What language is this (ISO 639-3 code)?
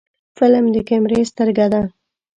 pus